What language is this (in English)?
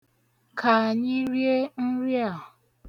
Igbo